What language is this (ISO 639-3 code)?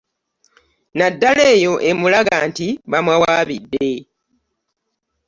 lug